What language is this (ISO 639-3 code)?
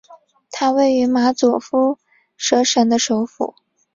zho